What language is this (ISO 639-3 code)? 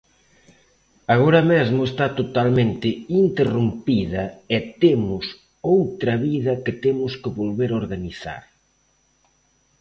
glg